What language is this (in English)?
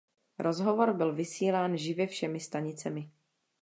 Czech